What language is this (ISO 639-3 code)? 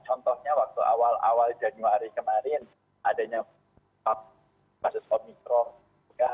ind